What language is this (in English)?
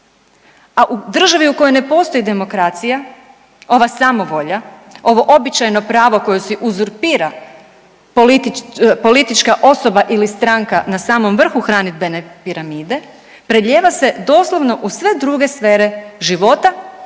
Croatian